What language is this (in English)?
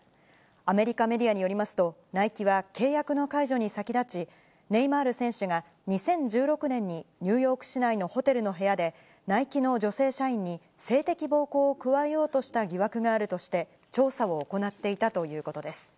Japanese